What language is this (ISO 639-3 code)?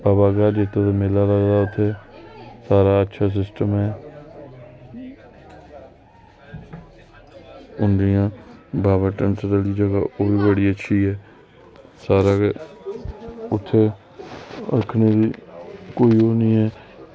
doi